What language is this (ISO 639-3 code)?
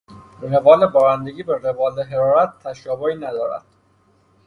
fas